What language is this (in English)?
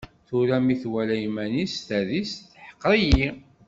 Kabyle